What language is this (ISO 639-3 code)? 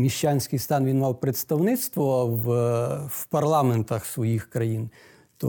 ukr